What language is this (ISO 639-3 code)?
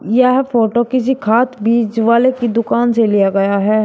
hin